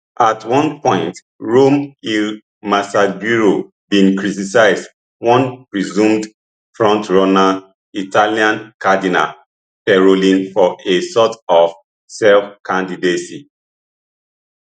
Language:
Nigerian Pidgin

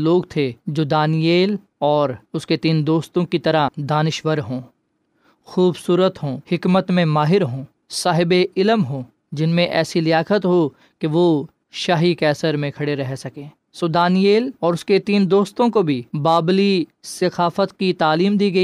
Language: Urdu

